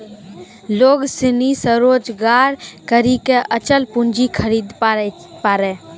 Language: Maithili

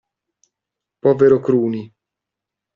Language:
Italian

